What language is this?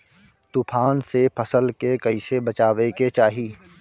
Bhojpuri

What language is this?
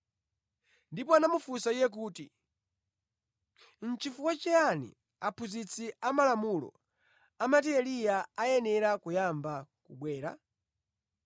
Nyanja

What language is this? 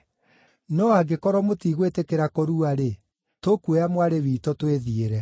Kikuyu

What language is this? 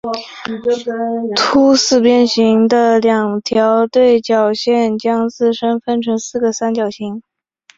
Chinese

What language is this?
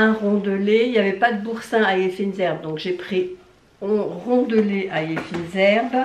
French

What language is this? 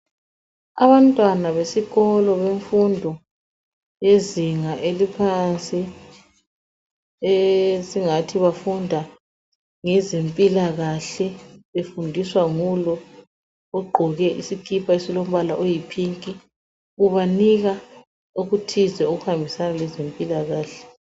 North Ndebele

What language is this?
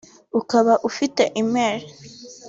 Kinyarwanda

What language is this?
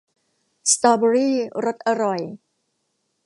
Thai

